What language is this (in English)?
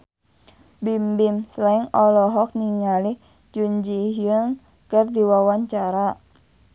Sundanese